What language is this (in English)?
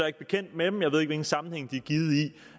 Danish